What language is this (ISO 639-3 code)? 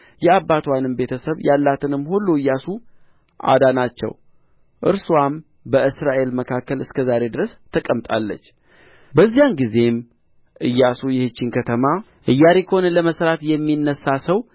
amh